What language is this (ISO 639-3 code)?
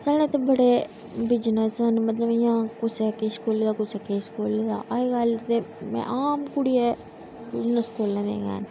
doi